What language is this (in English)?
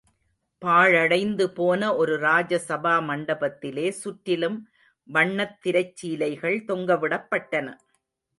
Tamil